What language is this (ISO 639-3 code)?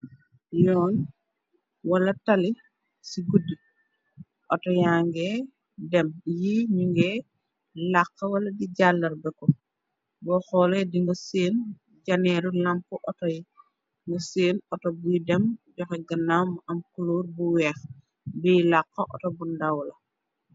wol